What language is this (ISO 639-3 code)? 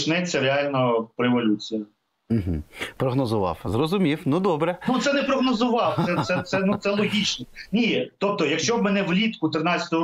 ukr